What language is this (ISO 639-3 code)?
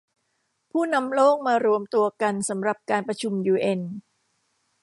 tha